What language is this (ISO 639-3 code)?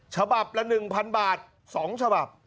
tha